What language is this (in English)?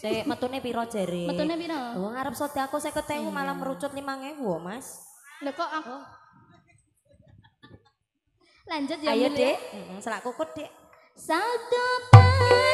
Indonesian